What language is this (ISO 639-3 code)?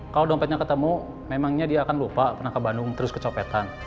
ind